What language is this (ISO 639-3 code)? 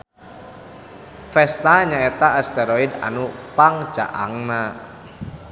sun